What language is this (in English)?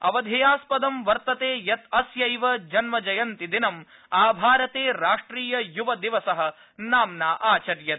Sanskrit